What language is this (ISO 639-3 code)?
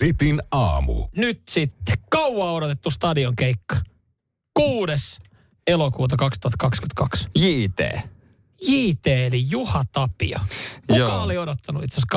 fin